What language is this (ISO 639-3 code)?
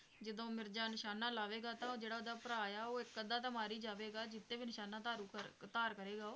pan